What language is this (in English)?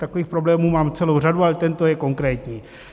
Czech